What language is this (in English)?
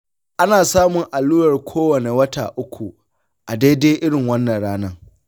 Hausa